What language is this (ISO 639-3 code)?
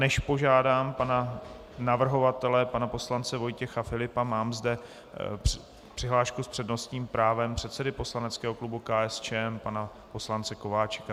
ces